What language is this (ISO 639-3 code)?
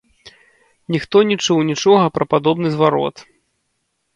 bel